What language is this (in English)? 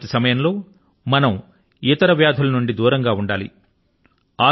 Telugu